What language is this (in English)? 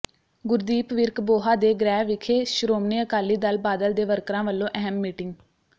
Punjabi